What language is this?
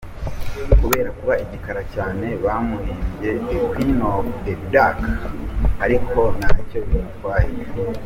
Kinyarwanda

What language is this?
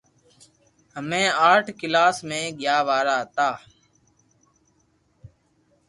Loarki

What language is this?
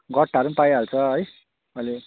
Nepali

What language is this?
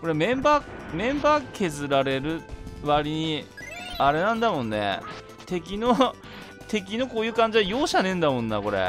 Japanese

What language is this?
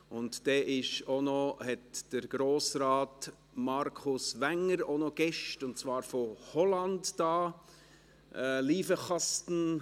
Swiss German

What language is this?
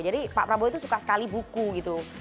Indonesian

